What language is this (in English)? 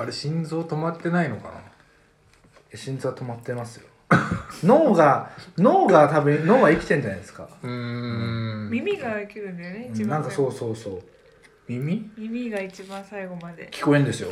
Japanese